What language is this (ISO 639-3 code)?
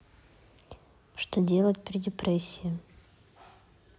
rus